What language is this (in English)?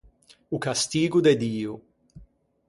Ligurian